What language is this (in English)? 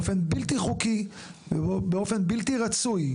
Hebrew